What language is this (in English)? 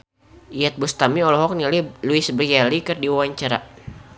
Sundanese